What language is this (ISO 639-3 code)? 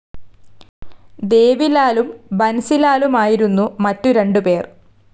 mal